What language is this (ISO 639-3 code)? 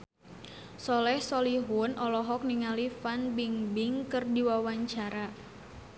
sun